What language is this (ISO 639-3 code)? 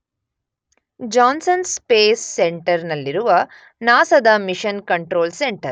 kan